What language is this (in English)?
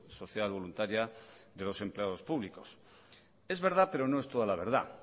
Spanish